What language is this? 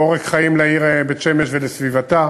Hebrew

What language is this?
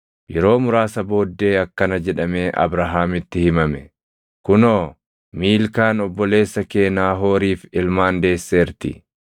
Oromo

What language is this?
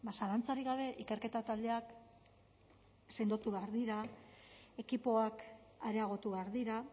Basque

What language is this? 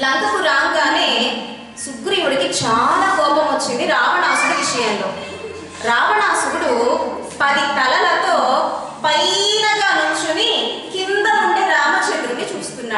Indonesian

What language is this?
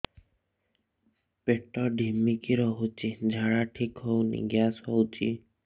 Odia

